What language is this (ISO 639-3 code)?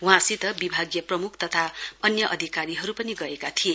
nep